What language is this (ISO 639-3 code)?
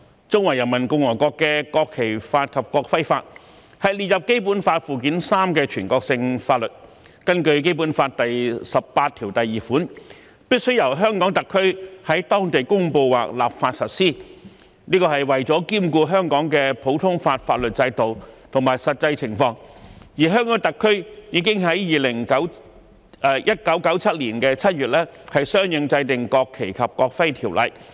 yue